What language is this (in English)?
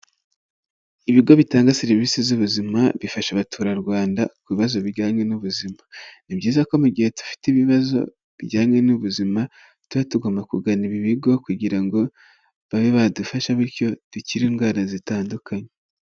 Kinyarwanda